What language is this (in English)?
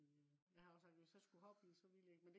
Danish